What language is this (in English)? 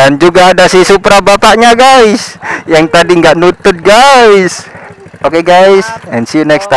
Indonesian